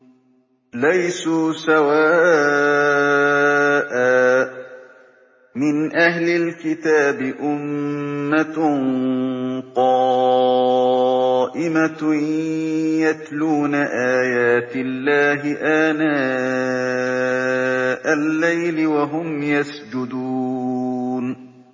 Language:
Arabic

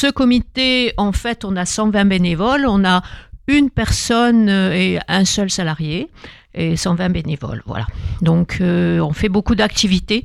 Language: French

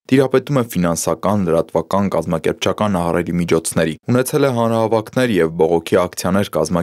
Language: Romanian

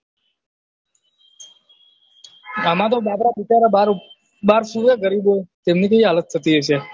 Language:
Gujarati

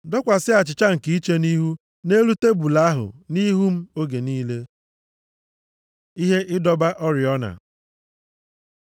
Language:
Igbo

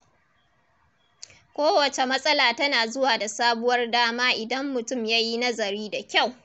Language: Hausa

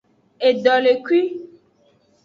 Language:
Aja (Benin)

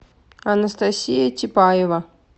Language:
Russian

